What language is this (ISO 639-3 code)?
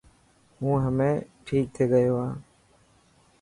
mki